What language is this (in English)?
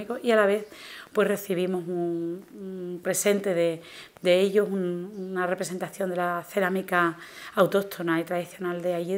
Spanish